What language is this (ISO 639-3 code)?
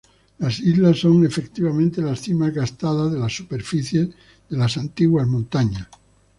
spa